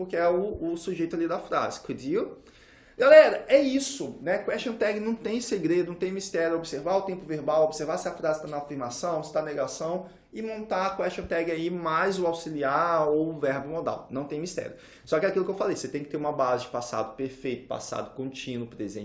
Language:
Portuguese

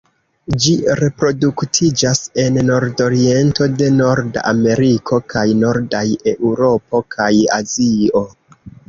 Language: Esperanto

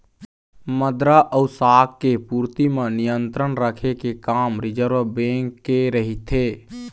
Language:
Chhattisgarhi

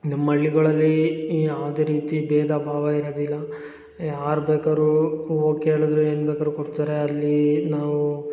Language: Kannada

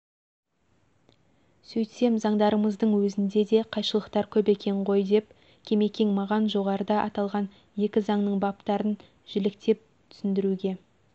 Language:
Kazakh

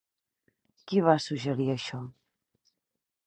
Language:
Catalan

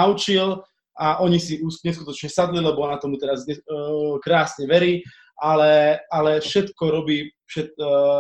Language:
Slovak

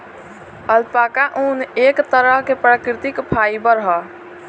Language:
Bhojpuri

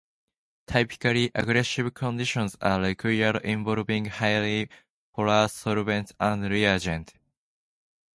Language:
English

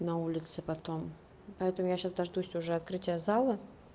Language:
Russian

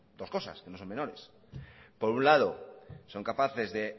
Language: Spanish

